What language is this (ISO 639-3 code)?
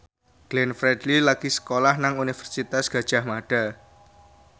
jav